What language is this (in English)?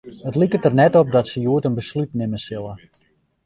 Western Frisian